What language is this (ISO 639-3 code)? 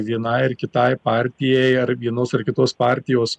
lit